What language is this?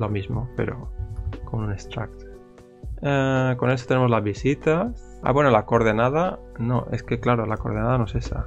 Spanish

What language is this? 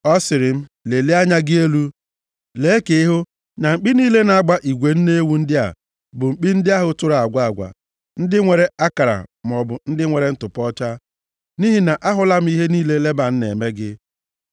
Igbo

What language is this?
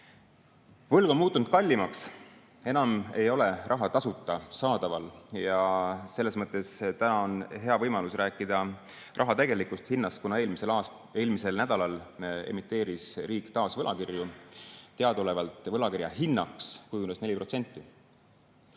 Estonian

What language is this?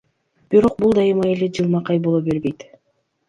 Kyrgyz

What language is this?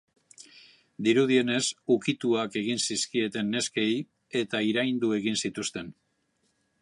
Basque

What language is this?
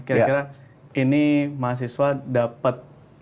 Indonesian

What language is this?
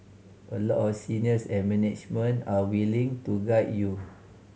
English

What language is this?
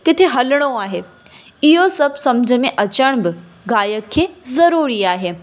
Sindhi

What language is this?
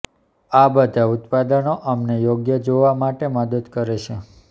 Gujarati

